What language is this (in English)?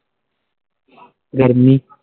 Punjabi